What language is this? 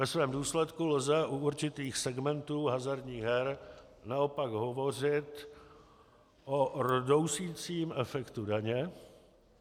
Czech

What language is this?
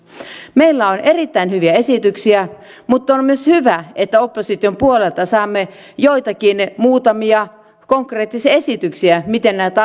Finnish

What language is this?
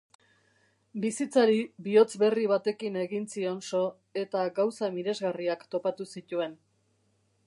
Basque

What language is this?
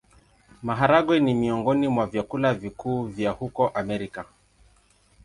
Swahili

